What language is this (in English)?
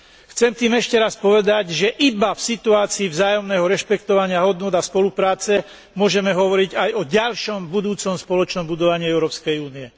Slovak